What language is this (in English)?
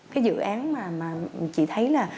Vietnamese